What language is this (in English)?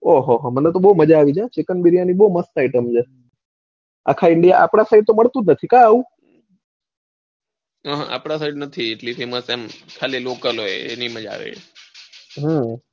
Gujarati